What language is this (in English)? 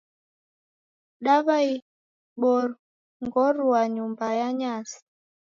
Taita